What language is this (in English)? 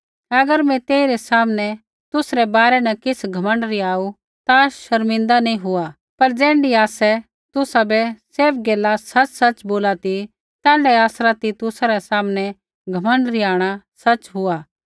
Kullu Pahari